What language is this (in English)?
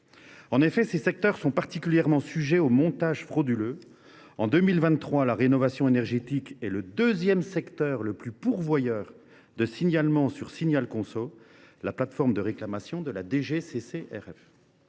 French